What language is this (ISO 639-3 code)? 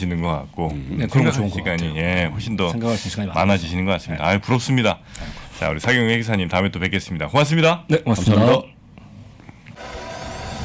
kor